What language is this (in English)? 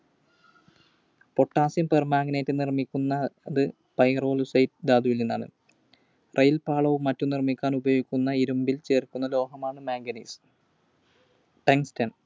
Malayalam